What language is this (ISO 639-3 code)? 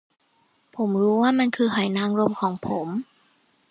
tha